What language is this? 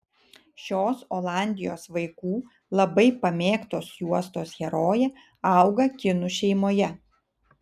Lithuanian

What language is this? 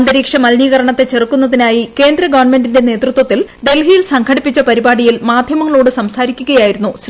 Malayalam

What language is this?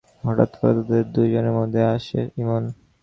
Bangla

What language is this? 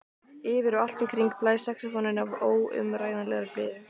Icelandic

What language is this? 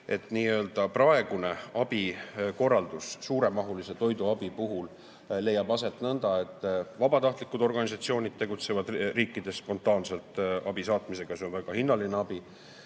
Estonian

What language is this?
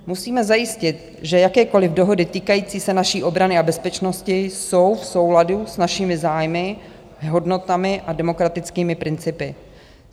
Czech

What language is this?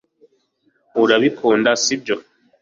Kinyarwanda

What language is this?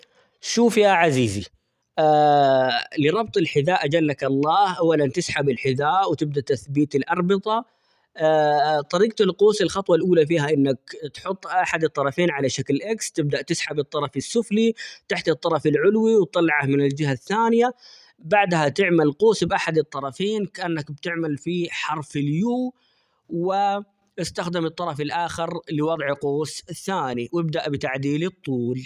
Omani Arabic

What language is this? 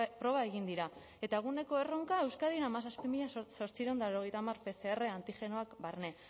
Basque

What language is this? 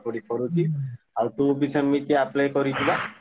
Odia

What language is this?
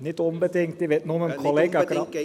Swiss German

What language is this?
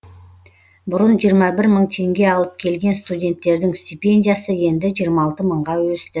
Kazakh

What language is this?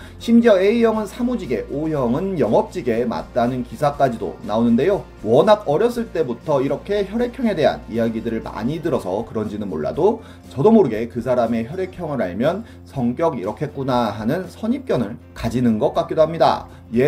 Korean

